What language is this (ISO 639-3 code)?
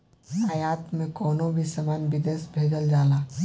bho